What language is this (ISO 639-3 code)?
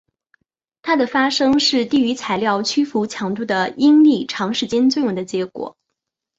zho